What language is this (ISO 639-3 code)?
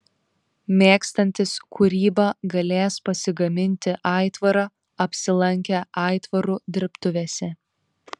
lit